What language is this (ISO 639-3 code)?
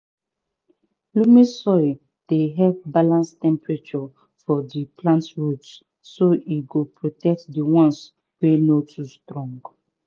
pcm